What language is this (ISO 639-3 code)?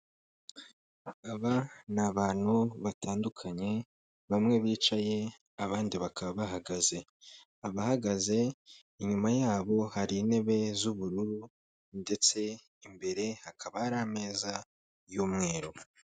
kin